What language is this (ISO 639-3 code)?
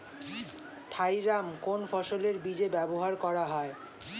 ben